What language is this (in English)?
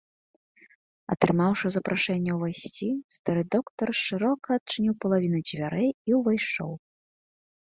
Belarusian